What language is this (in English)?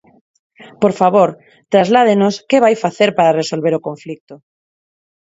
Galician